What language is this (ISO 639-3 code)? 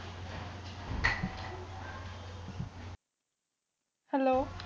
pan